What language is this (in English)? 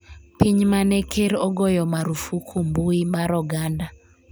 Luo (Kenya and Tanzania)